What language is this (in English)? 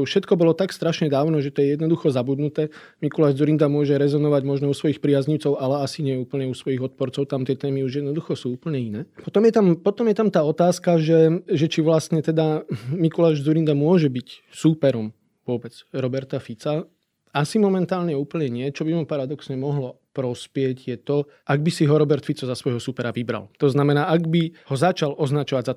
Slovak